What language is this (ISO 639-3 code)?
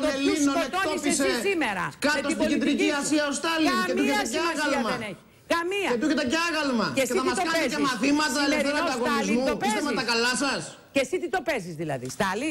ell